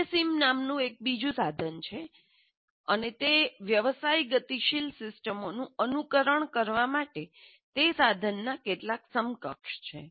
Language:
Gujarati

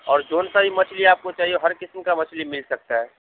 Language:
Urdu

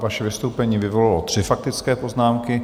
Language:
Czech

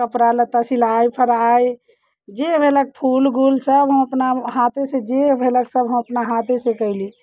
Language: Maithili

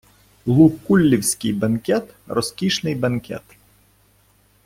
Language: Ukrainian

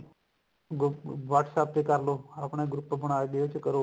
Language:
Punjabi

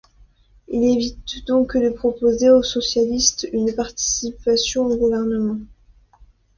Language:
French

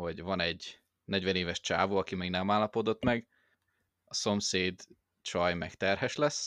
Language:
Hungarian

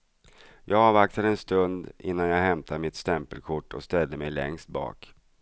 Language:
Swedish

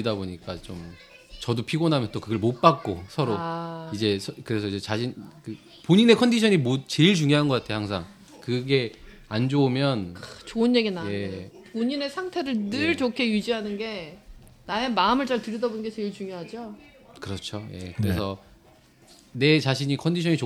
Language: Korean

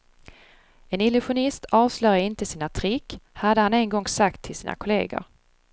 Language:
Swedish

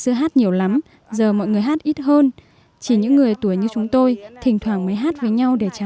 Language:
Vietnamese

